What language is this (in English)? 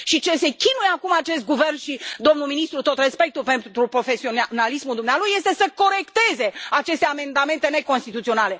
Romanian